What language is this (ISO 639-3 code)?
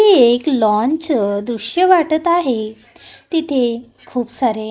mar